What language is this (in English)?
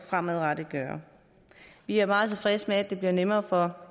Danish